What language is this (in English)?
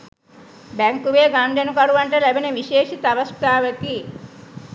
Sinhala